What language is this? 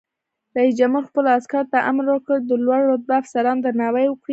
Pashto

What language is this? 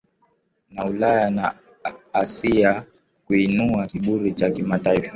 Swahili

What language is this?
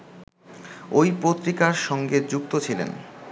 Bangla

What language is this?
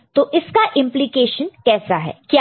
Hindi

